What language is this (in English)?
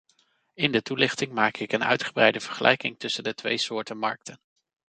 Dutch